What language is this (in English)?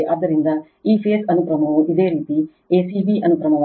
Kannada